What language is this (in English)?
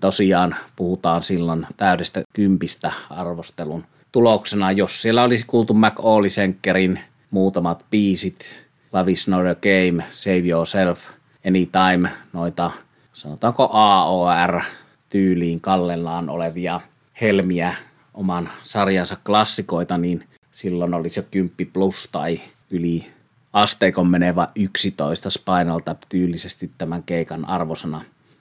Finnish